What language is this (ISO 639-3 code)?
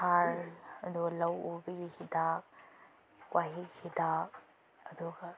mni